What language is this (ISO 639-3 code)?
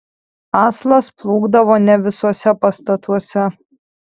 lit